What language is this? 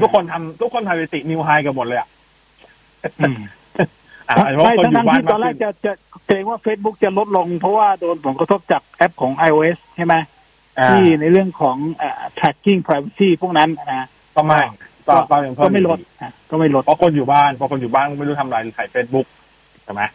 Thai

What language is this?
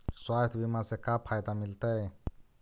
Magahi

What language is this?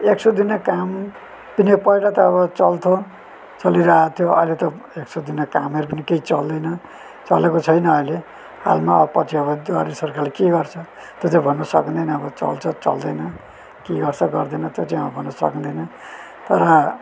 Nepali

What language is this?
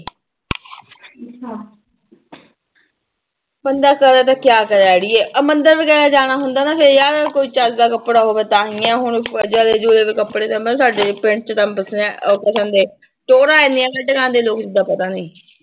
Punjabi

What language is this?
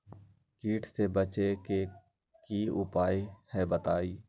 Magahi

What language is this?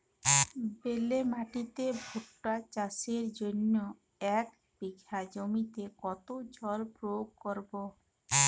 Bangla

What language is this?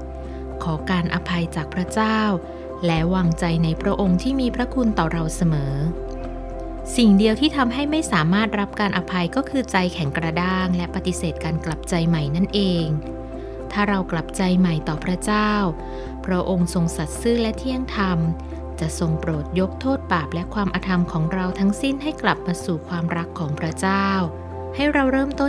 Thai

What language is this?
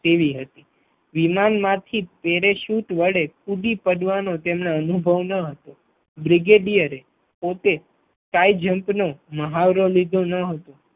Gujarati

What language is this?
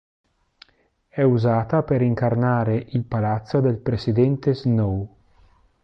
Italian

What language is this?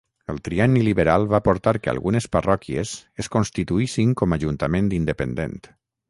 Catalan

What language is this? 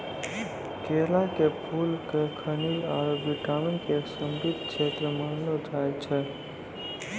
Maithili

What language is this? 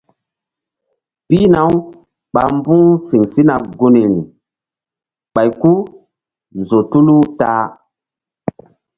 Mbum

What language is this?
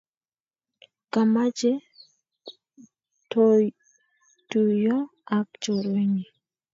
Kalenjin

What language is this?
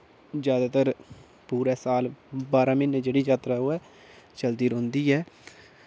Dogri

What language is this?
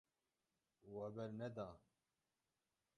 Kurdish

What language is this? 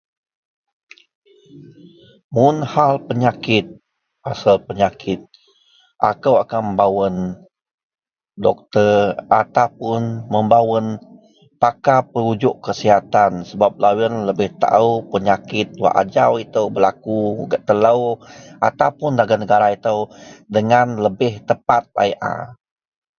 Central Melanau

